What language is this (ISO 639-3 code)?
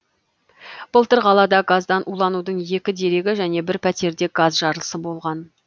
kaz